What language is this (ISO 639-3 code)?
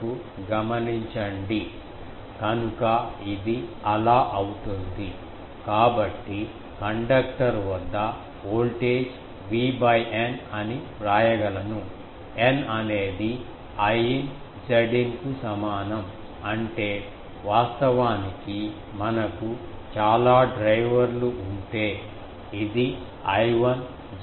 tel